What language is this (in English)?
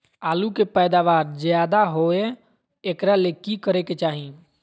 Magahi